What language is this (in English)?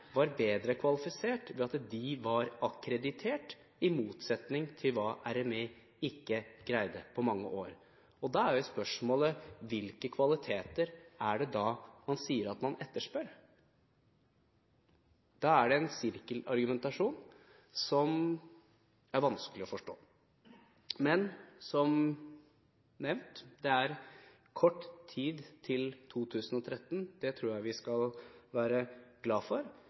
Norwegian Bokmål